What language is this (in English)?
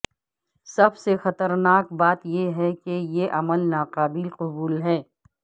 Urdu